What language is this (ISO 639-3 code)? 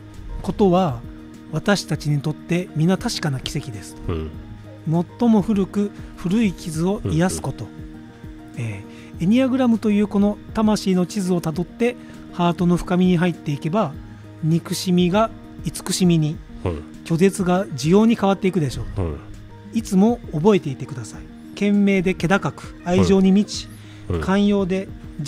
jpn